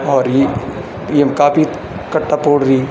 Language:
Garhwali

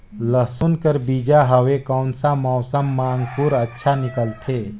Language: Chhattisgarhi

